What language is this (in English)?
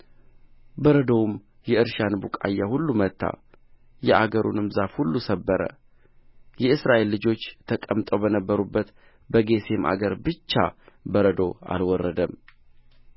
Amharic